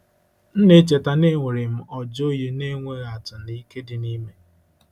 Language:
Igbo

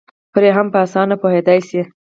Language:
Pashto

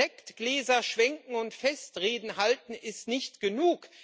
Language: German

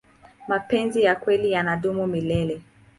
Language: Swahili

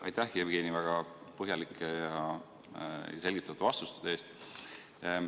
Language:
Estonian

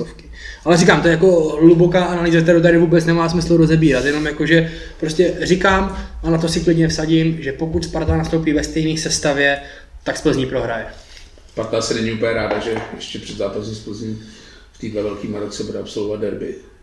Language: Czech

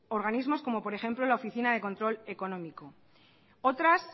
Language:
Spanish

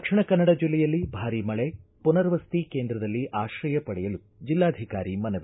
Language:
Kannada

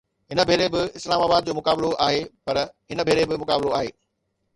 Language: Sindhi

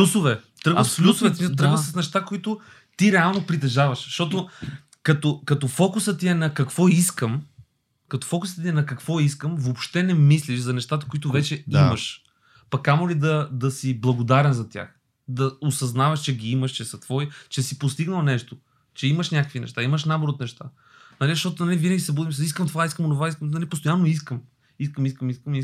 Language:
Bulgarian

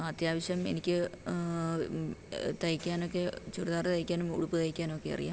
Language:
Malayalam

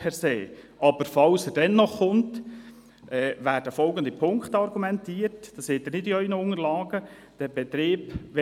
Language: Swiss German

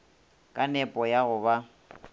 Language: Northern Sotho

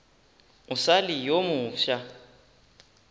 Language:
Northern Sotho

